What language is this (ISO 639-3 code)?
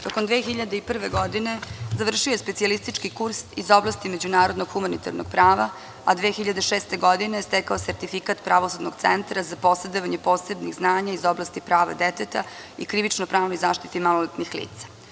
srp